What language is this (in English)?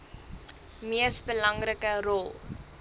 Afrikaans